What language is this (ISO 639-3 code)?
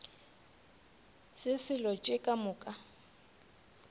nso